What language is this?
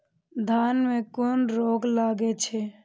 Maithili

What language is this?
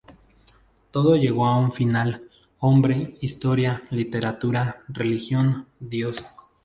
Spanish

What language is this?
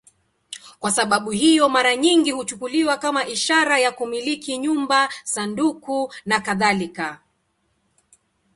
Swahili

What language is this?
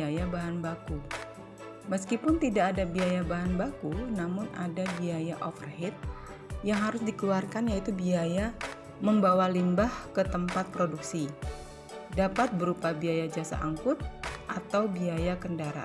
Indonesian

